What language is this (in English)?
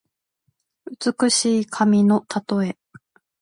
Japanese